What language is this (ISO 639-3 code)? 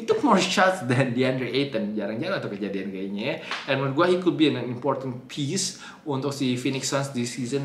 ind